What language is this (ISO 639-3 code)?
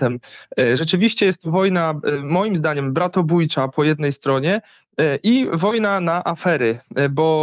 pol